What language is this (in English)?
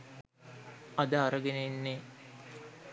Sinhala